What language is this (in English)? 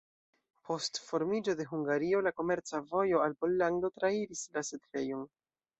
Esperanto